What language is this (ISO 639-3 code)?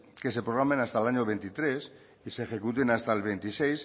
spa